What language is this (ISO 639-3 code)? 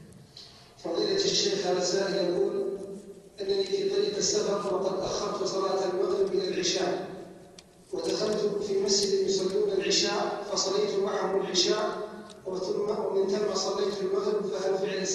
ara